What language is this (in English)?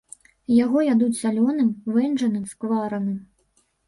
Belarusian